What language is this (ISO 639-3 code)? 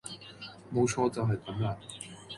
yue